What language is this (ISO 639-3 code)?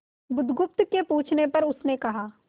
hin